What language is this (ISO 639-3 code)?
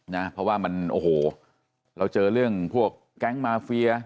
tha